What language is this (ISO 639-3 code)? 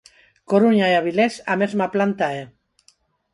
glg